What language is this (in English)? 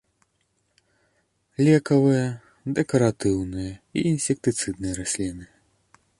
Belarusian